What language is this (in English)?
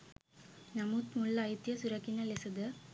Sinhala